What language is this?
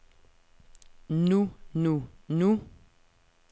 Danish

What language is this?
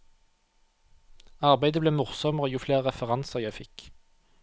Norwegian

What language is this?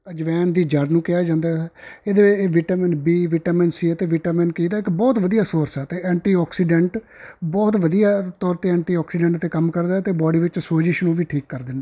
Punjabi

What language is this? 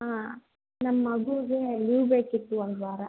Kannada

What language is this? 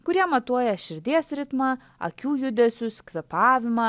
Lithuanian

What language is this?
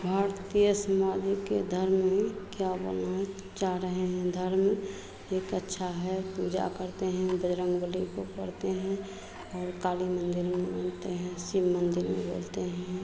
Hindi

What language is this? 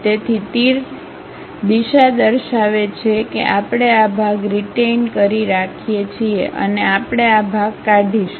Gujarati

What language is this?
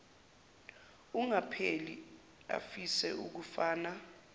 Zulu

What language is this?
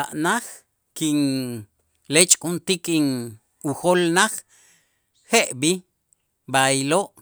Itzá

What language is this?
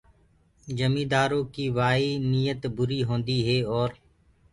Gurgula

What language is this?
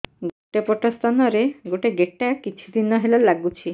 Odia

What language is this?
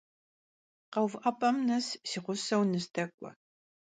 Kabardian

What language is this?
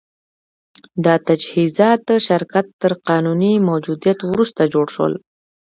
Pashto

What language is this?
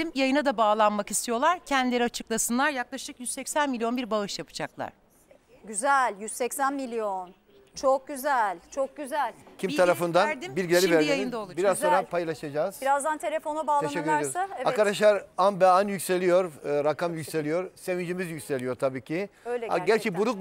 Turkish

